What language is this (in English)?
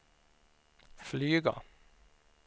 Swedish